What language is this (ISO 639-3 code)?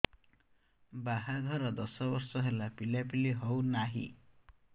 ori